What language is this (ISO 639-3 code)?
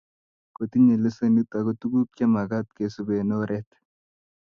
kln